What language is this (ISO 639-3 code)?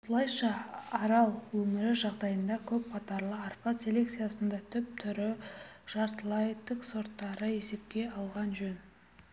kaz